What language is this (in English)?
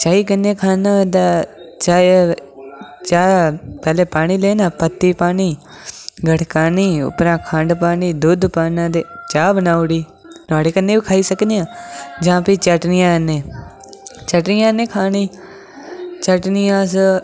Dogri